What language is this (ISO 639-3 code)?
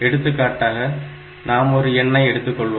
tam